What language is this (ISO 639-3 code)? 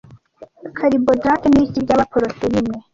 kin